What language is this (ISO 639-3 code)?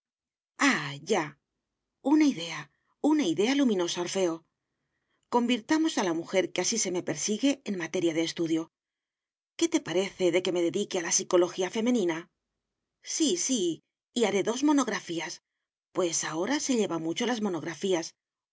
spa